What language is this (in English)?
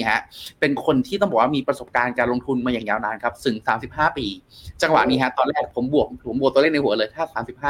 Thai